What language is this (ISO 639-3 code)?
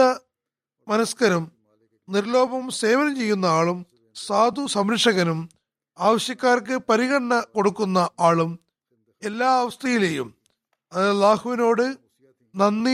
mal